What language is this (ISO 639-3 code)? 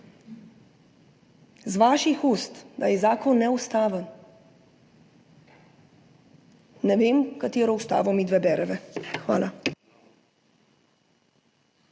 slv